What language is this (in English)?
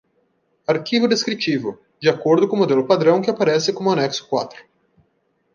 Portuguese